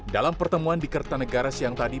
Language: Indonesian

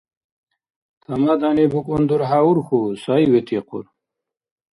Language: Dargwa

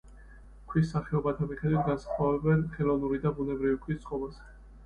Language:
Georgian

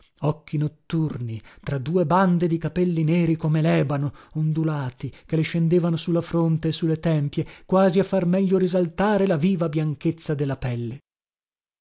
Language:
Italian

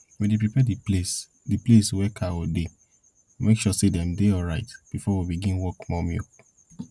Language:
Nigerian Pidgin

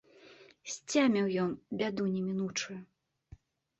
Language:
Belarusian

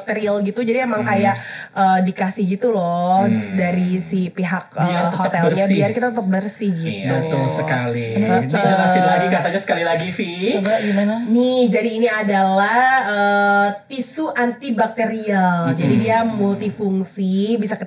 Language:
Indonesian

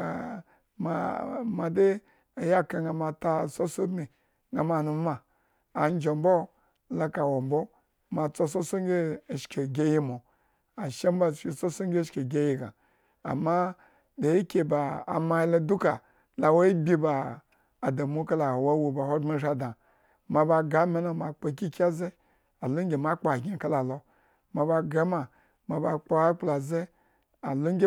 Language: Eggon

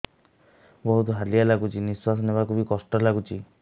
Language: Odia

